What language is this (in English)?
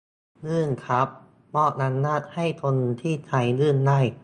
Thai